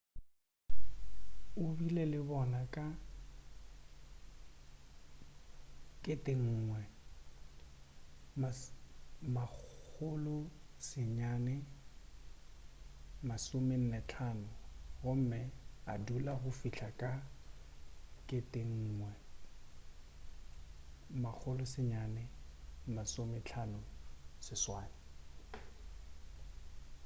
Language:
Northern Sotho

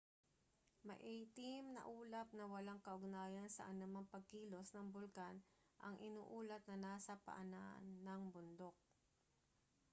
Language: Filipino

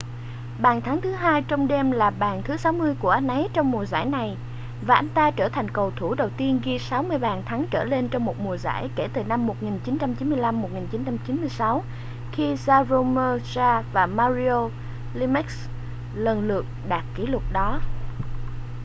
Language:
Vietnamese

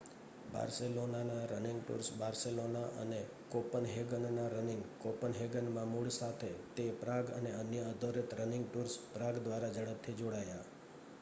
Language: Gujarati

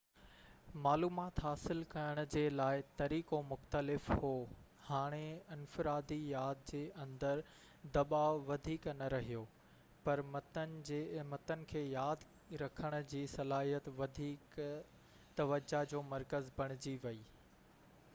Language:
Sindhi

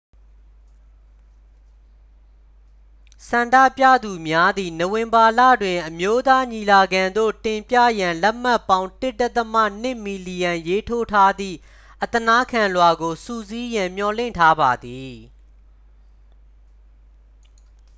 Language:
Burmese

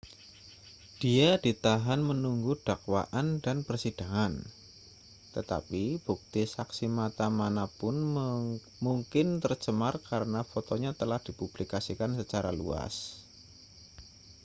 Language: Indonesian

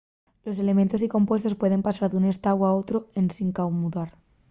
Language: Asturian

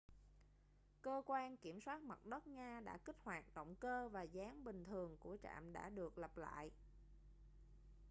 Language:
Vietnamese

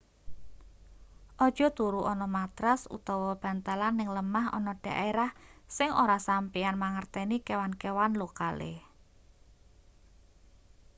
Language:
Javanese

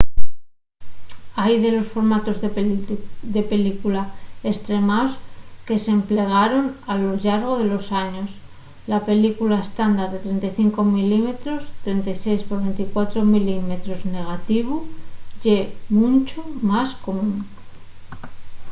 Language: Asturian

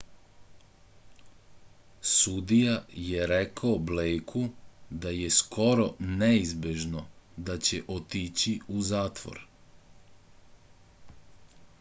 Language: Serbian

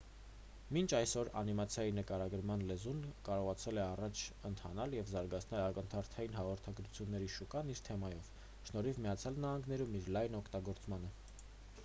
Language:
Armenian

